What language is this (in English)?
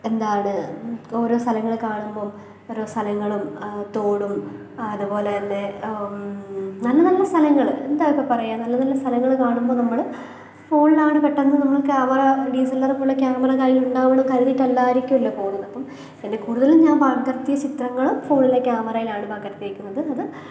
Malayalam